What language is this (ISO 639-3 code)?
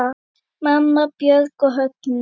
isl